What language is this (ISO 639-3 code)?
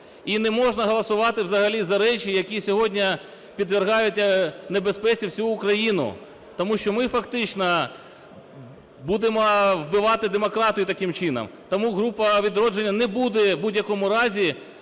ukr